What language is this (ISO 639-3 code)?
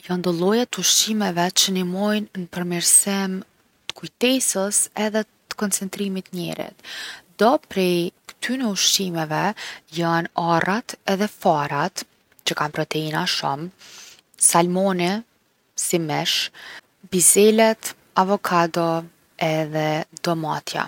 aln